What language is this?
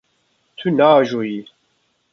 Kurdish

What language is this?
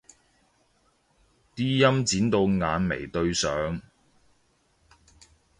Cantonese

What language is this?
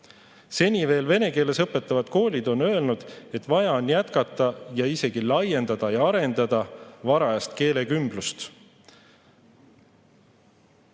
Estonian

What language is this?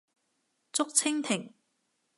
Cantonese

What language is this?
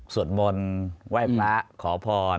Thai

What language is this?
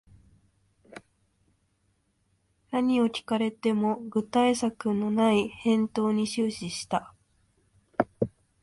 Japanese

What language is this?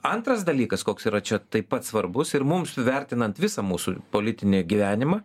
Lithuanian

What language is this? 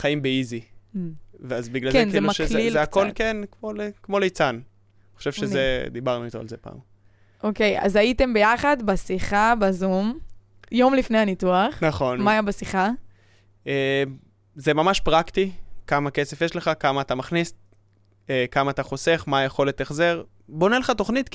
Hebrew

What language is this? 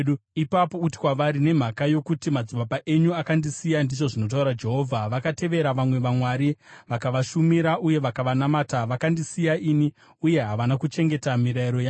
Shona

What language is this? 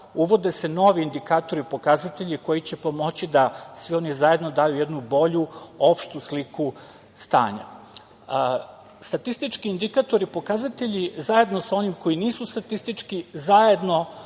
Serbian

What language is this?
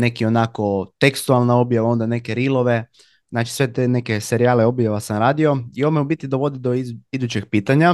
Croatian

